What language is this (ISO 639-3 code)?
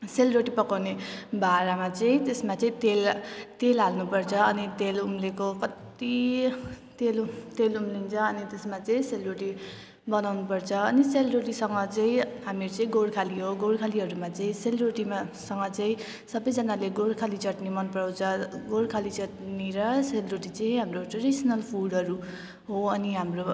nep